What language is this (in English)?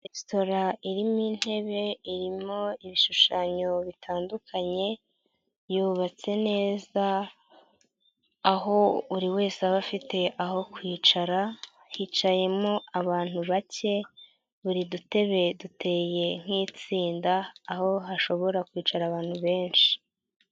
Kinyarwanda